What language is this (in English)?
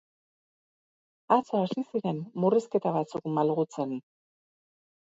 Basque